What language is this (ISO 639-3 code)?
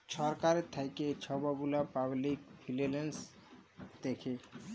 ben